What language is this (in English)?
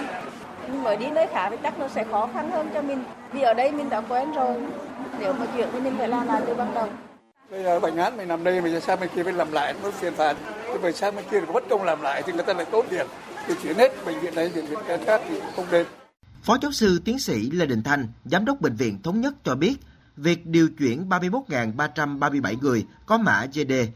Vietnamese